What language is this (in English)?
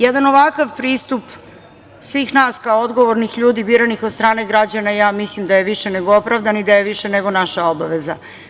Serbian